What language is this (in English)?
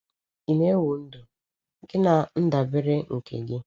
Igbo